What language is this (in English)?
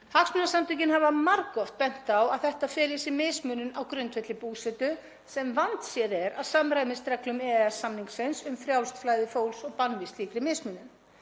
Icelandic